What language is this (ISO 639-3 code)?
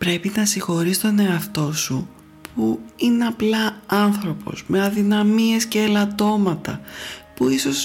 ell